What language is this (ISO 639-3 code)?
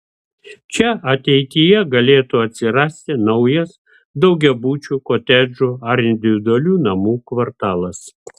lit